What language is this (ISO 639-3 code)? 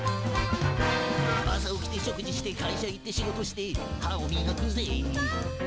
jpn